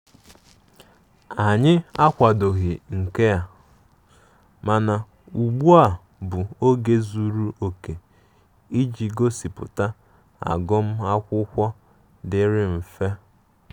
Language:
Igbo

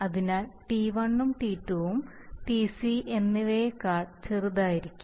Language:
Malayalam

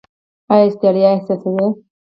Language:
Pashto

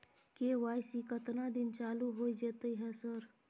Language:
Maithili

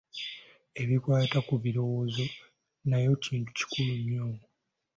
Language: Ganda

